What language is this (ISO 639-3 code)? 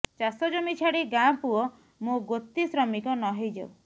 ori